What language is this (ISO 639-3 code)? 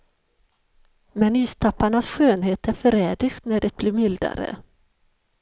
swe